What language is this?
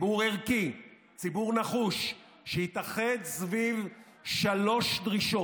Hebrew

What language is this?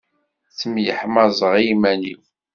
Kabyle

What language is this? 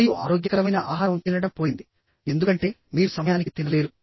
Telugu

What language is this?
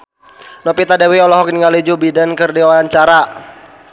Sundanese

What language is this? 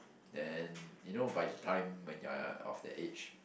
English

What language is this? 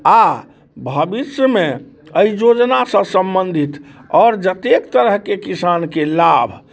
Maithili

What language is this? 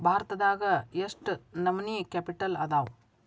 Kannada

